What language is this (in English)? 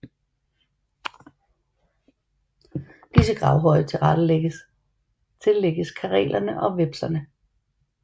Danish